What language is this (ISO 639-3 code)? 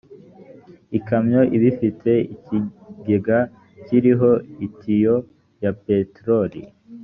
kin